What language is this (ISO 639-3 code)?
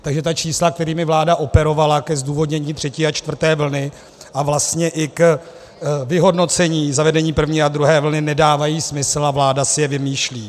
ces